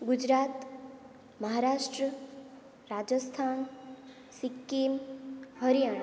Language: Gujarati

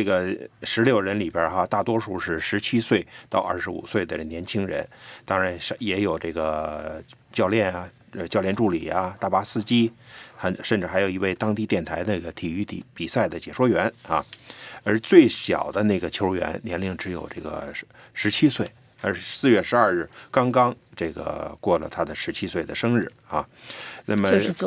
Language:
Chinese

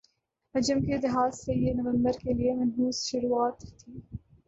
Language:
Urdu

